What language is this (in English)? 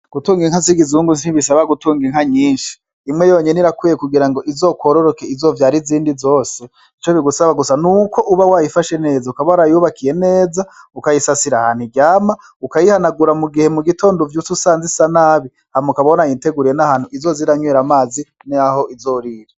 Rundi